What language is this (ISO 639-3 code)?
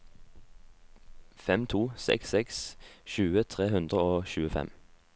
nor